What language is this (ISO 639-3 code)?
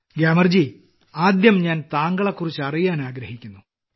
mal